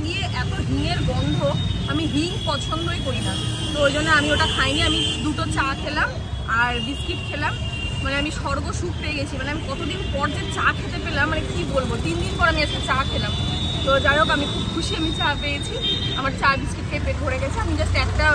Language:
Bangla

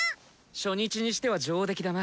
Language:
Japanese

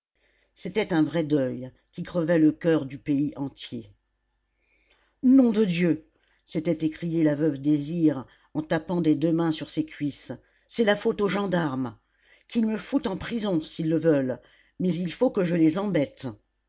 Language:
French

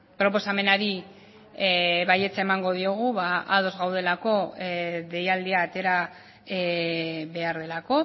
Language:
Basque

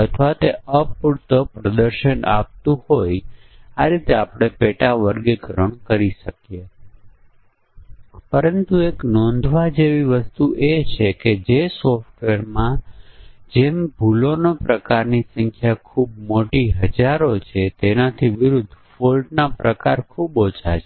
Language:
Gujarati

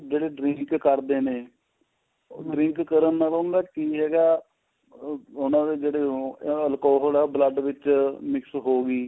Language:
Punjabi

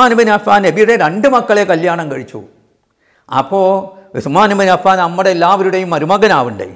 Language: Arabic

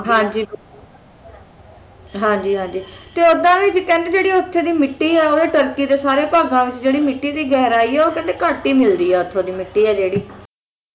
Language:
Punjabi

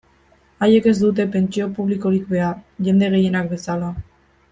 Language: Basque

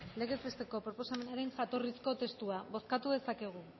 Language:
Basque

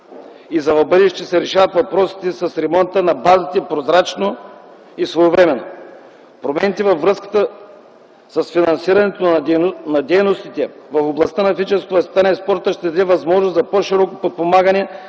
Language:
Bulgarian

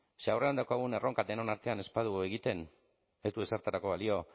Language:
Basque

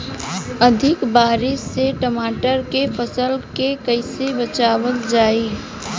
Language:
Bhojpuri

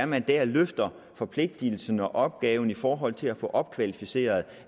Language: Danish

